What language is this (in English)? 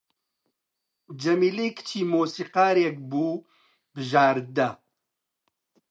Central Kurdish